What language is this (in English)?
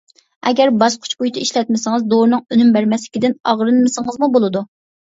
Uyghur